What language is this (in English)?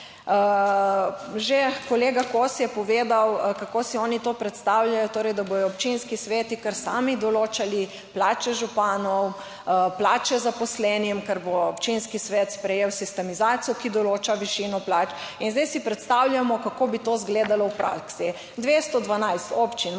Slovenian